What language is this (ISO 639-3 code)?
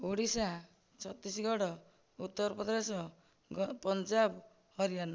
ori